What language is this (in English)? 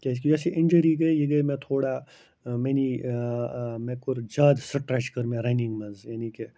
Kashmiri